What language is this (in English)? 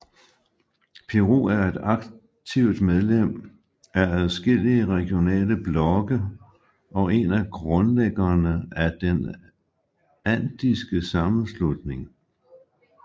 Danish